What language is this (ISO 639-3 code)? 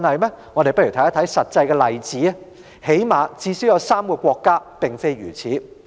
yue